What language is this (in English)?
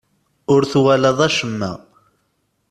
Kabyle